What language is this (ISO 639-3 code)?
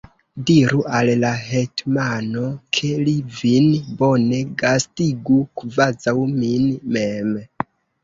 epo